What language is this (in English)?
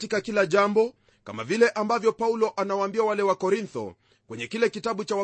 Swahili